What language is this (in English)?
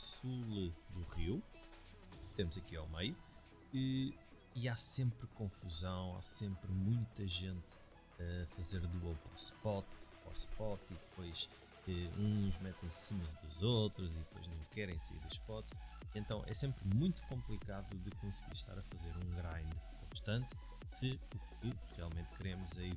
Portuguese